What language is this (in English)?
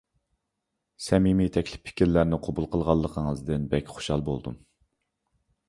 Uyghur